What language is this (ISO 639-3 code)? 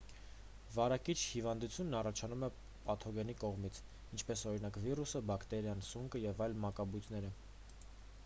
hye